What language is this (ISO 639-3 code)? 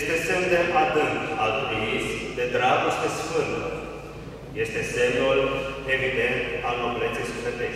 ron